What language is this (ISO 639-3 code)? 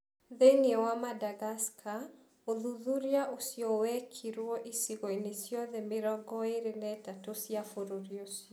kik